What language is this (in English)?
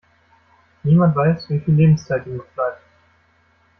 German